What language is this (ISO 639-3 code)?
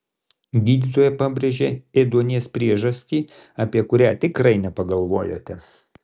lit